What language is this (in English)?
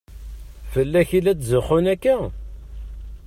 Kabyle